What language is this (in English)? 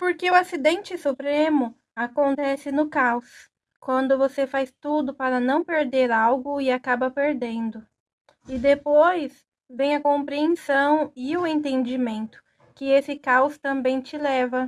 Portuguese